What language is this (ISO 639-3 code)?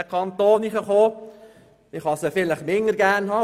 gsw